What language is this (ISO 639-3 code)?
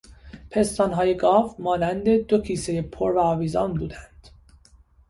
fas